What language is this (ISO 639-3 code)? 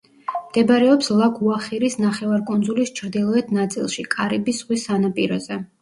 kat